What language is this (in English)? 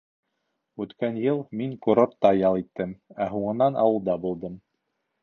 Bashkir